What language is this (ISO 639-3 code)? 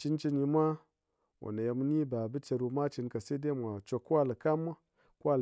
anc